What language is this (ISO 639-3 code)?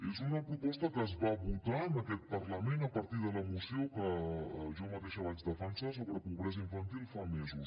cat